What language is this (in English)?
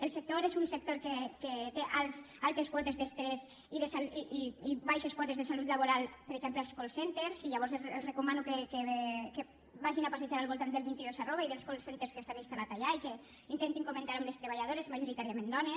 Catalan